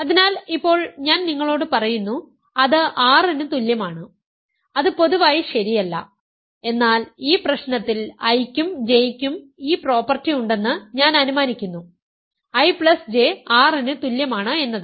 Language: Malayalam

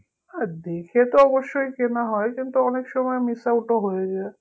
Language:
Bangla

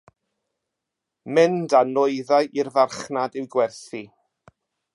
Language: Welsh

